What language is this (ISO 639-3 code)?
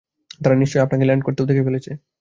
ben